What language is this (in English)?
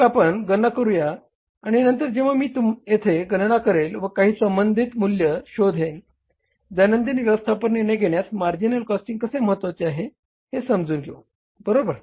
Marathi